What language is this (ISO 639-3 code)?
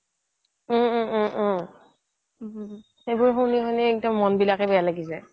asm